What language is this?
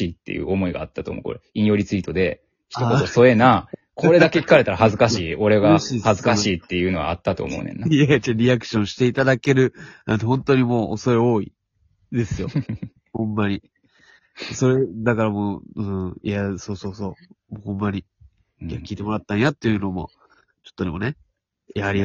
Japanese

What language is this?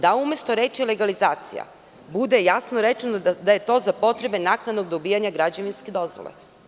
Serbian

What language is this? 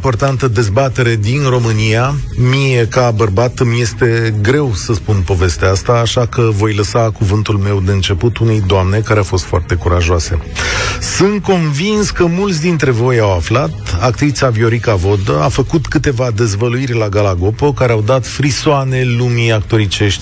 Romanian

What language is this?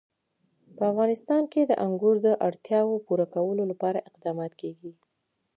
Pashto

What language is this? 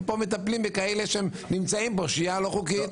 Hebrew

